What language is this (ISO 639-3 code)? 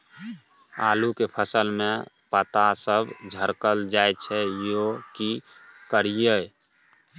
mai